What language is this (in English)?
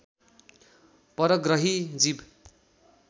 Nepali